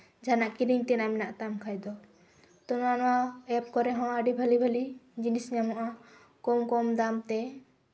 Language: Santali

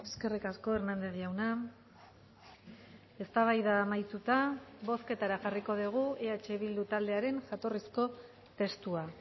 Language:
Basque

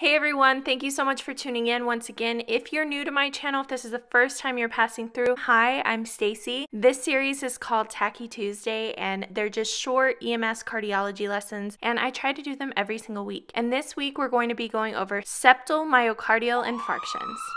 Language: English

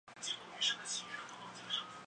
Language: Chinese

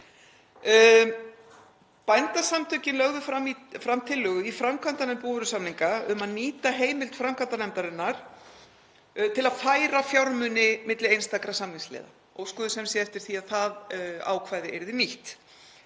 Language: Icelandic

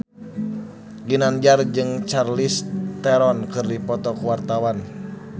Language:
Sundanese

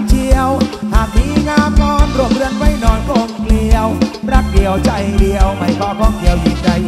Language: Thai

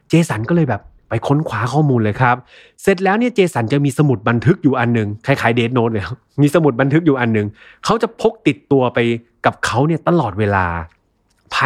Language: Thai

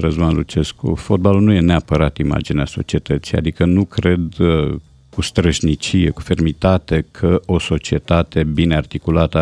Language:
Romanian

